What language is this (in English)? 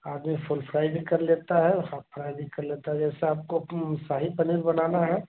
Hindi